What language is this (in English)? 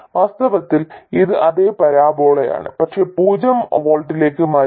Malayalam